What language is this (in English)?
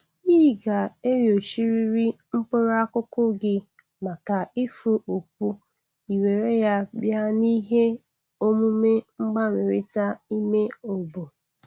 Igbo